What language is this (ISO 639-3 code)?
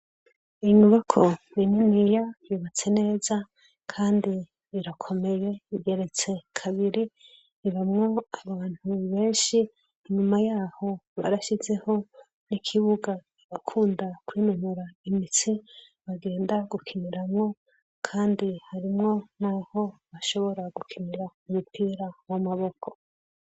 run